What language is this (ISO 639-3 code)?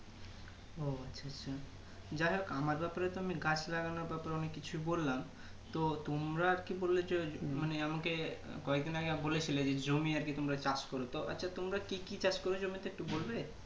ben